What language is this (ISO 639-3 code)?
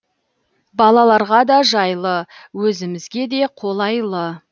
kaz